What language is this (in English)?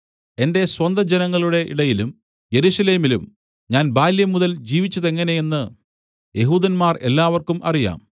Malayalam